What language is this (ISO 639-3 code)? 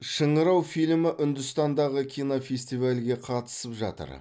kaz